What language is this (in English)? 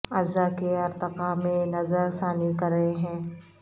Urdu